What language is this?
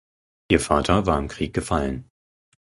German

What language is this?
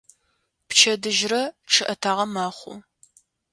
Adyghe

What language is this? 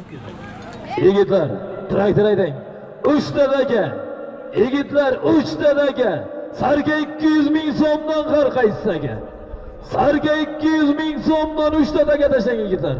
Turkish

